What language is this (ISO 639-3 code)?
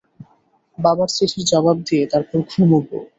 ben